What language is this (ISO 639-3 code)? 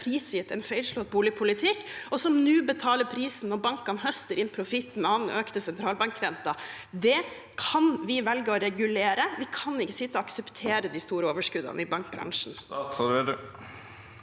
nor